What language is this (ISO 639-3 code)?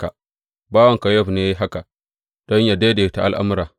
hau